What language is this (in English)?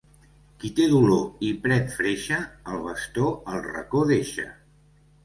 Catalan